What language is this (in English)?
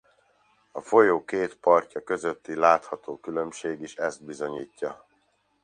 Hungarian